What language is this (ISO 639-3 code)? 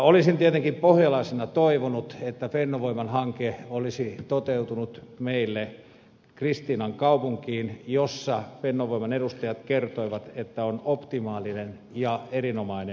fin